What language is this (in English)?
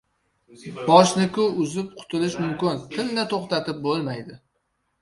Uzbek